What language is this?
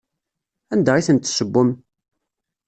Kabyle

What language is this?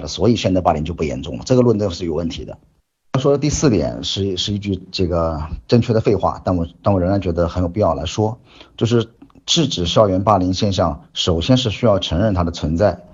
Chinese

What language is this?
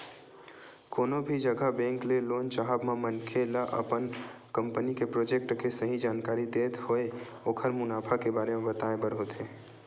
Chhattisgarhi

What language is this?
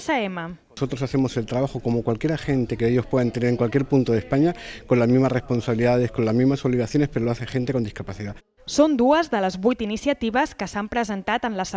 Catalan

